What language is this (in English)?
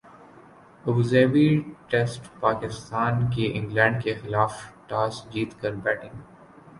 Urdu